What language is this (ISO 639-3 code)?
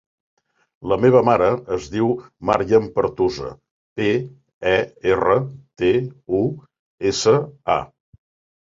cat